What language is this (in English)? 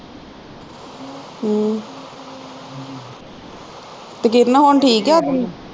Punjabi